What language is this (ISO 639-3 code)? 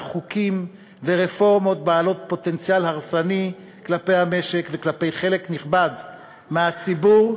heb